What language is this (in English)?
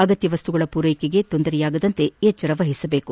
Kannada